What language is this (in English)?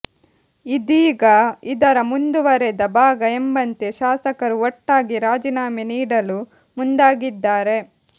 Kannada